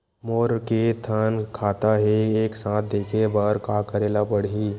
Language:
Chhattisgarhi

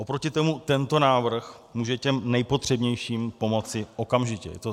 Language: Czech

